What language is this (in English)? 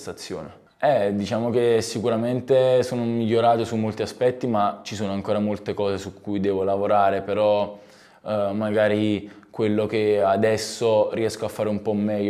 Italian